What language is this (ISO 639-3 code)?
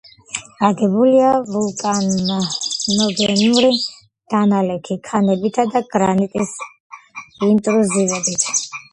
kat